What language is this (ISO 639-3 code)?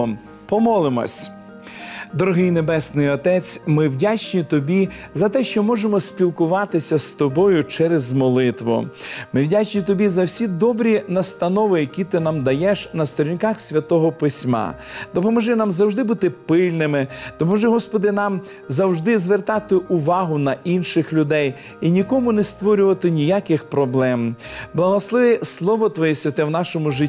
ukr